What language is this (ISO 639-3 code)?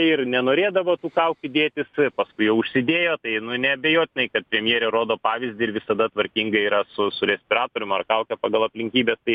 lit